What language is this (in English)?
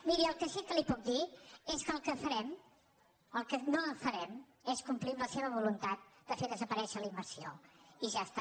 Catalan